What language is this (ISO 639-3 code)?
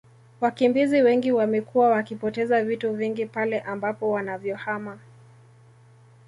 swa